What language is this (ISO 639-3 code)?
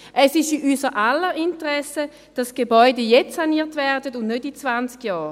gsw